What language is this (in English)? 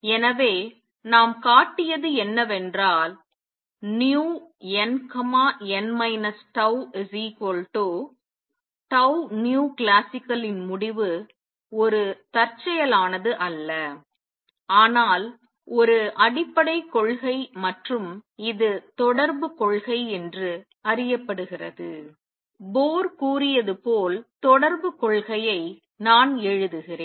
Tamil